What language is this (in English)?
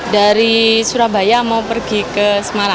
Indonesian